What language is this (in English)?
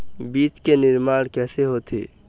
Chhattisgarhi